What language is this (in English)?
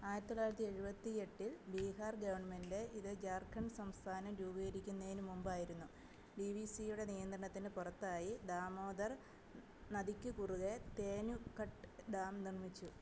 Malayalam